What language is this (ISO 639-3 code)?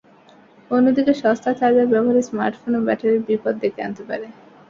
ben